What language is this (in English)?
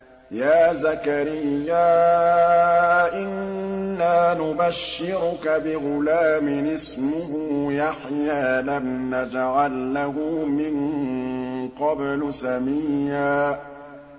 Arabic